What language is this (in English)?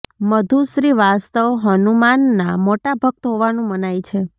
Gujarati